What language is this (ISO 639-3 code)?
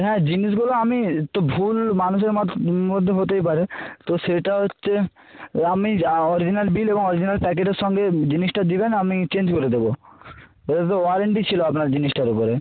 ben